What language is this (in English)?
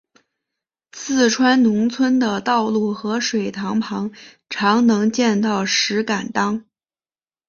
Chinese